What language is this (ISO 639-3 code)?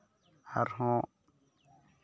sat